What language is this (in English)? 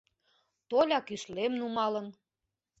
Mari